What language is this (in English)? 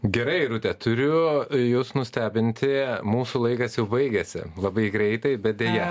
Lithuanian